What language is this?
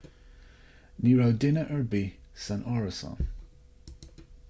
Irish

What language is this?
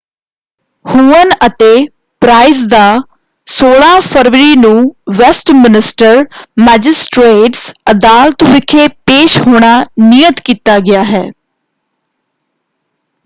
Punjabi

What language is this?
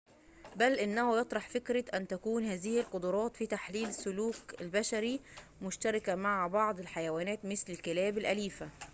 Arabic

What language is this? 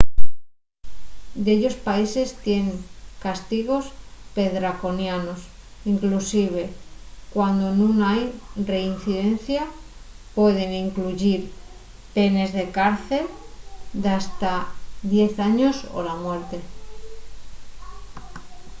Asturian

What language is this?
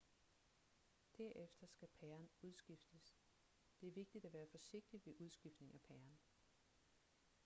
Danish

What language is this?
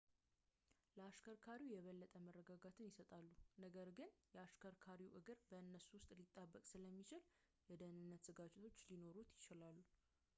Amharic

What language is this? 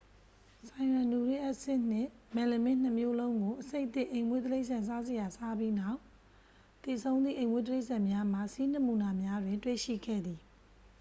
Burmese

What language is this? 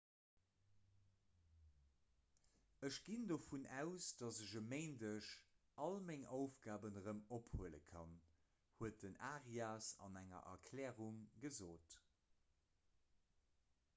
Luxembourgish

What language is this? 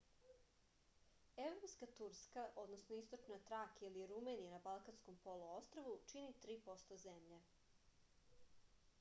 Serbian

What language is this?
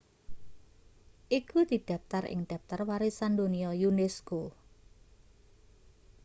Javanese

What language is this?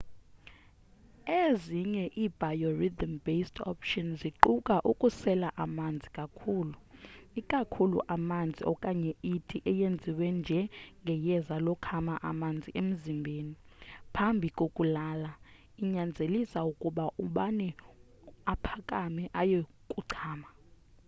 Xhosa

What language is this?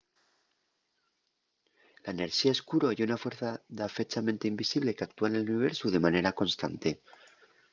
Asturian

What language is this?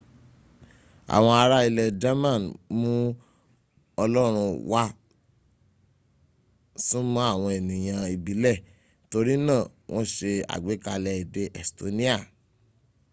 Yoruba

